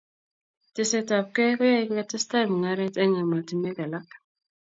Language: Kalenjin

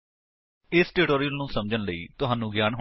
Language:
Punjabi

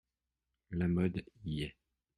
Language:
French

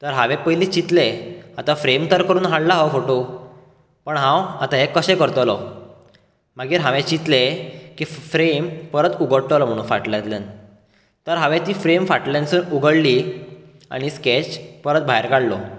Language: Konkani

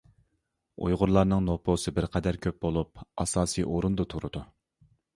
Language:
Uyghur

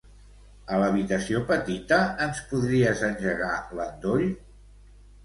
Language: Catalan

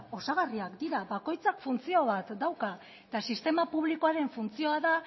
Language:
Basque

